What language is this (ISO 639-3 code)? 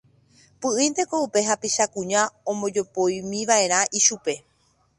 grn